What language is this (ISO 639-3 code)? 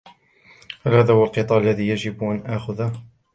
ara